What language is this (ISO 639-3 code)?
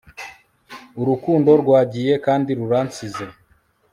kin